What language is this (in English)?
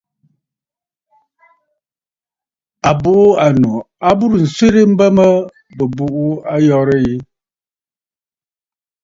Bafut